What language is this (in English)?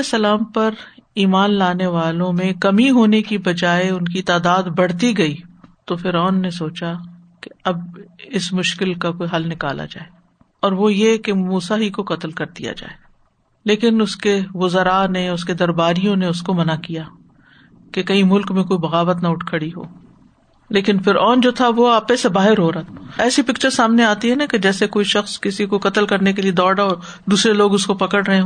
Urdu